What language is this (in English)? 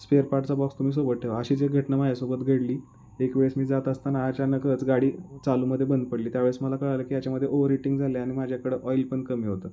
Marathi